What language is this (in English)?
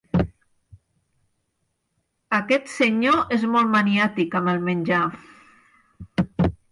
Catalan